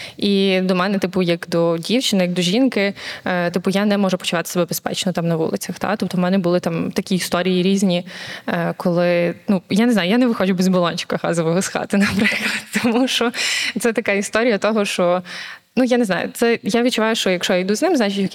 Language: Ukrainian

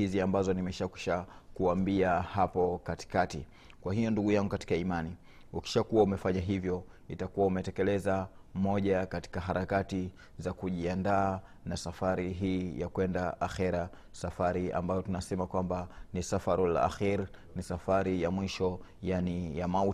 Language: Swahili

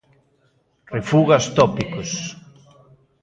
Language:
Galician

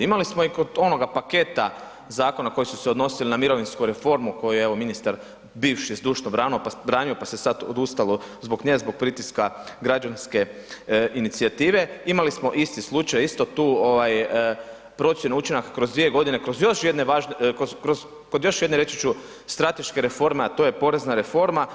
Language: Croatian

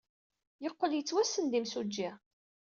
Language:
Kabyle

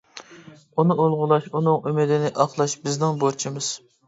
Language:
Uyghur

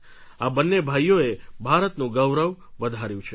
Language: Gujarati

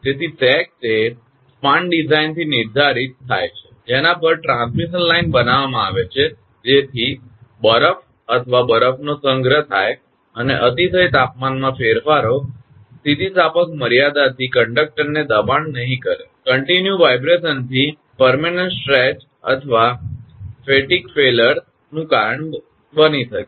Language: Gujarati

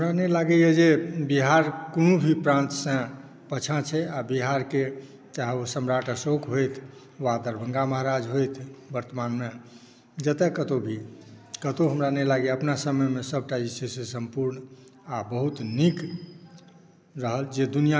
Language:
Maithili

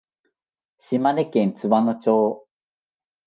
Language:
Japanese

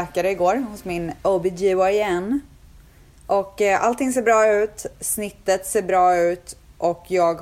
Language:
Swedish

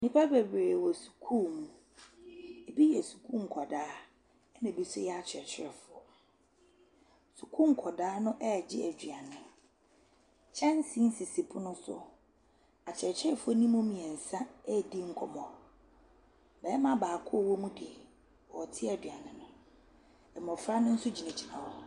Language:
Akan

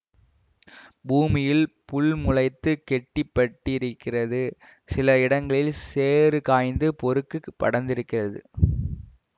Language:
Tamil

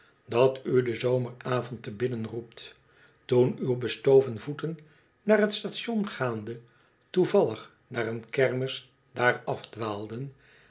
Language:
Dutch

